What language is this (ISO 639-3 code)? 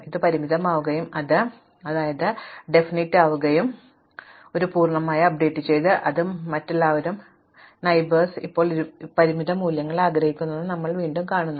mal